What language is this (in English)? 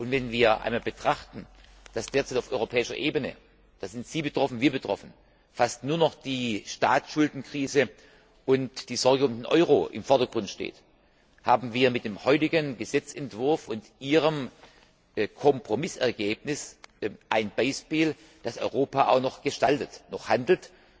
German